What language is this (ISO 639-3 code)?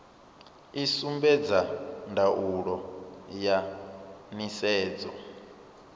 ven